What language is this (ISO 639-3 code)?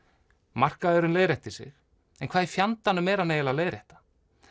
isl